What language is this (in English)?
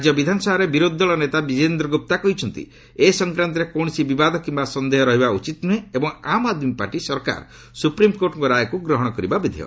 Odia